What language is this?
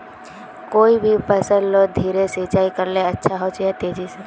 Magahi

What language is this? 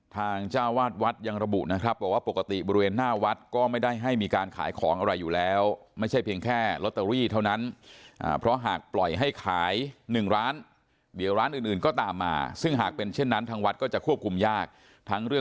Thai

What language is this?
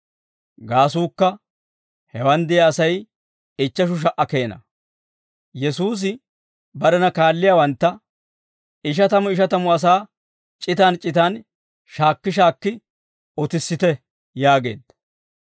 Dawro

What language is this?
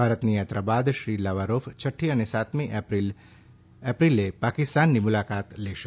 Gujarati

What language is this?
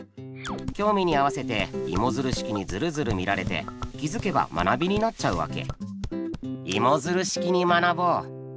Japanese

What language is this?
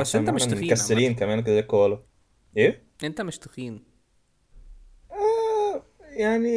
Arabic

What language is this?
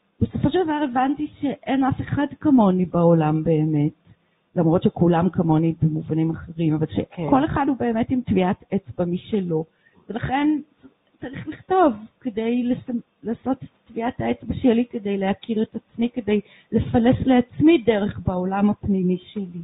Hebrew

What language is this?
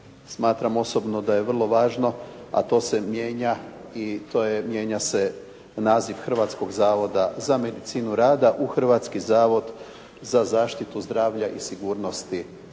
Croatian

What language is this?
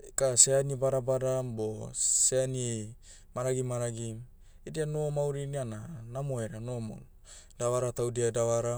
Motu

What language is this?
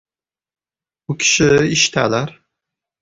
Uzbek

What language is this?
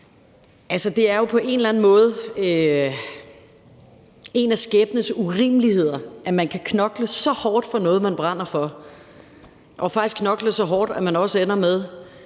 Danish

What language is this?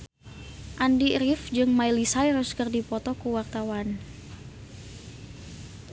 Sundanese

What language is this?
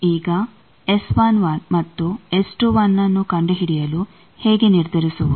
Kannada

